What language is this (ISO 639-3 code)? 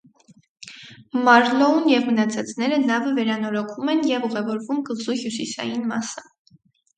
hye